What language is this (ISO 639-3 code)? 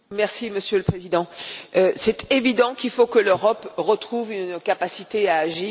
fra